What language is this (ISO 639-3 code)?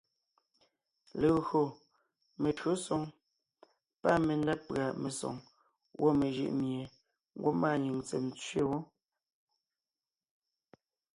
nnh